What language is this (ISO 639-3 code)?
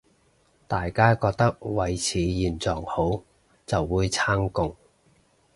yue